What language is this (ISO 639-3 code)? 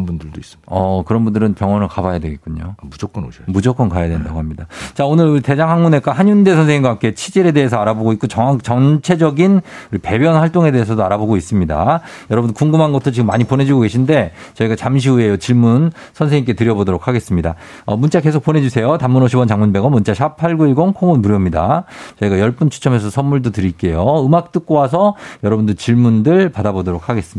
kor